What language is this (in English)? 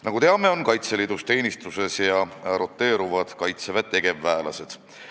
Estonian